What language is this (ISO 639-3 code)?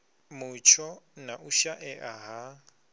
ven